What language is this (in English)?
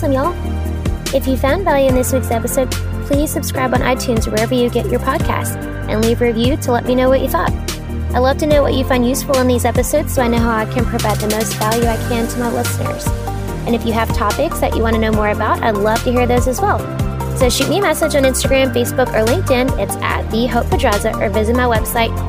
English